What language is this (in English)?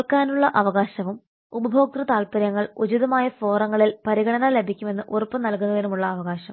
Malayalam